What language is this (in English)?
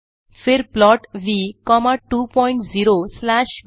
Hindi